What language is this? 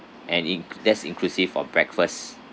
English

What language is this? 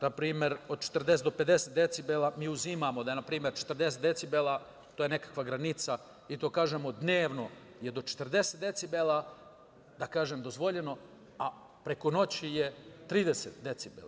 Serbian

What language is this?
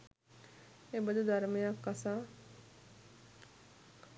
Sinhala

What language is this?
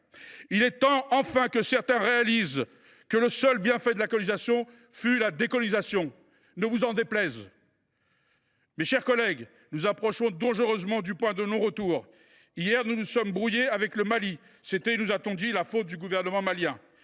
French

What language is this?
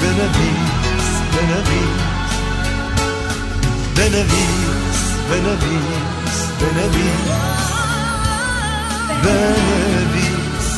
Persian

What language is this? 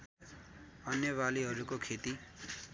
Nepali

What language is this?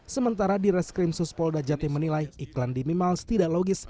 Indonesian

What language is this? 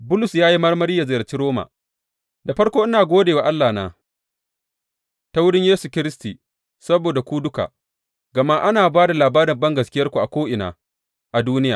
Hausa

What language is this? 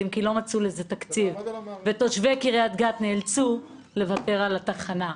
Hebrew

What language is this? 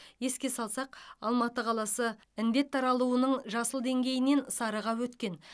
Kazakh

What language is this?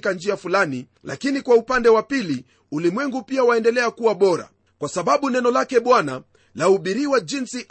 Swahili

